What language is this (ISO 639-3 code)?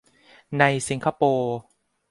tha